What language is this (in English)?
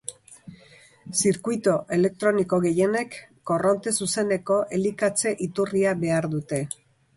Basque